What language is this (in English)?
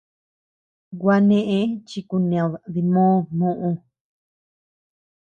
Tepeuxila Cuicatec